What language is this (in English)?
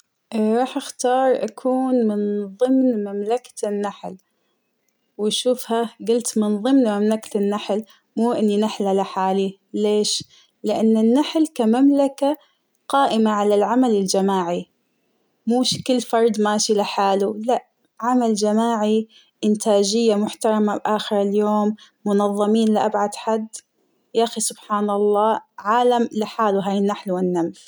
Hijazi Arabic